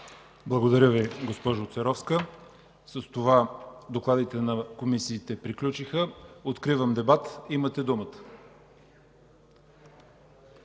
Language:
Bulgarian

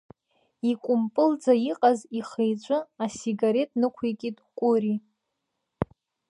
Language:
Abkhazian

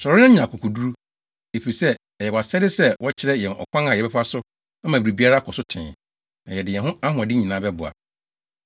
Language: Akan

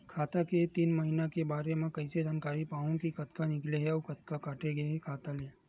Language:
Chhattisgarhi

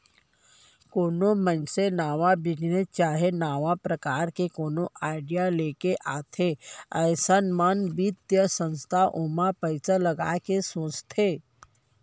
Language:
Chhattisgarhi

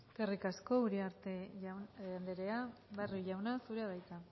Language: Basque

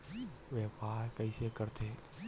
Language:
Chhattisgarhi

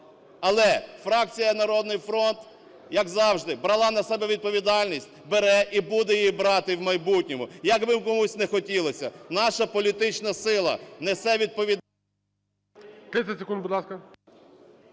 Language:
Ukrainian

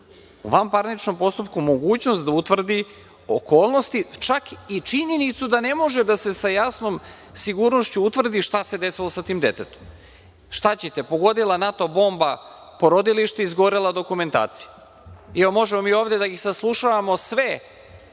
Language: Serbian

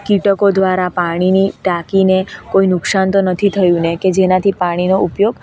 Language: Gujarati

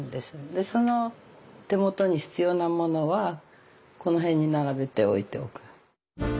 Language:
Japanese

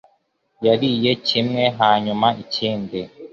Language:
Kinyarwanda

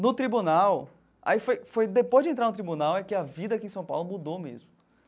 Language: Portuguese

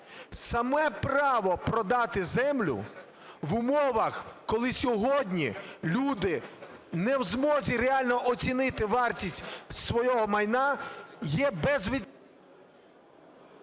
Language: Ukrainian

